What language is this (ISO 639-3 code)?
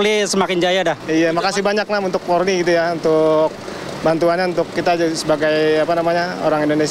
ind